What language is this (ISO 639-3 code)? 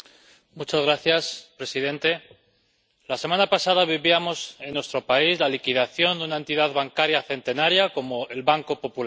spa